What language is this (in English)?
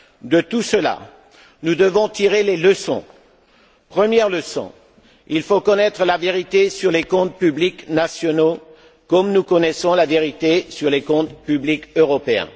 French